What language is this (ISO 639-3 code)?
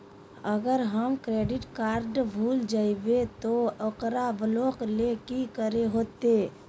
mag